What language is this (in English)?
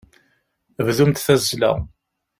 Kabyle